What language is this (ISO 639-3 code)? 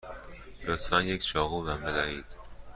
fas